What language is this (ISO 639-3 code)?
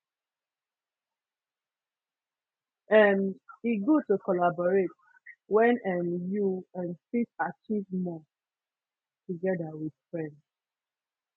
pcm